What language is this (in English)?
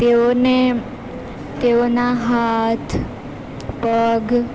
Gujarati